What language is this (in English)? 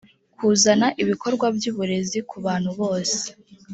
Kinyarwanda